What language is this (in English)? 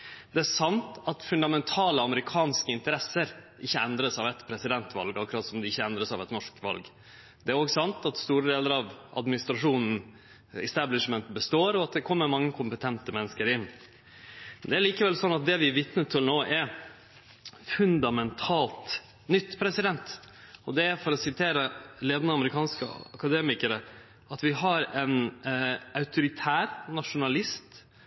Norwegian Nynorsk